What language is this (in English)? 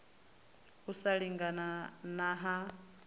Venda